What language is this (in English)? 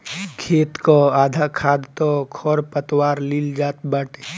Bhojpuri